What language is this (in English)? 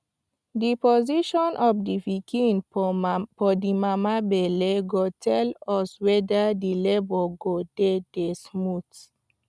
Nigerian Pidgin